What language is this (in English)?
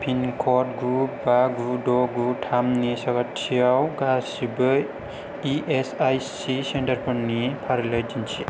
Bodo